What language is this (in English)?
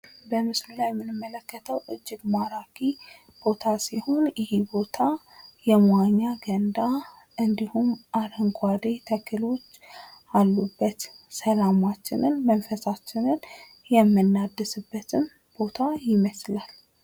Amharic